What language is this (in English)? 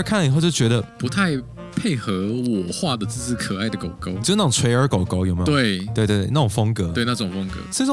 Chinese